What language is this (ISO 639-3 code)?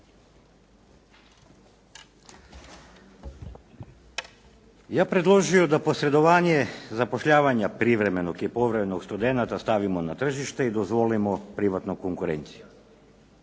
hrv